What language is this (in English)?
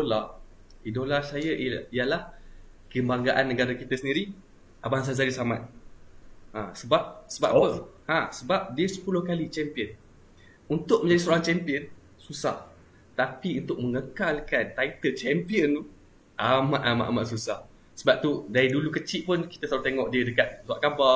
Malay